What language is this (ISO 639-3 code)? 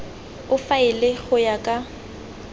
tsn